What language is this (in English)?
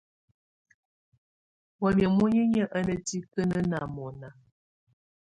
Tunen